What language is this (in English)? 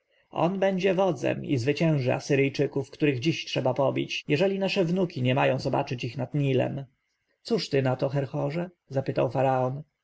Polish